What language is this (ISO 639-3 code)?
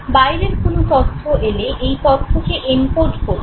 ben